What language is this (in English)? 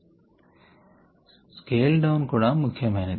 Telugu